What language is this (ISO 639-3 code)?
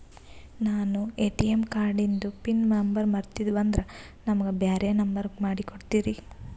kan